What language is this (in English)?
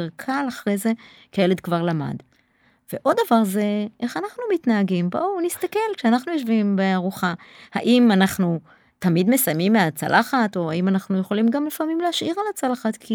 Hebrew